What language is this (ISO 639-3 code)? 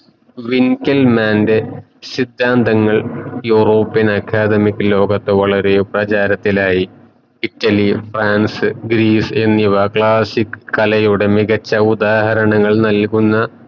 mal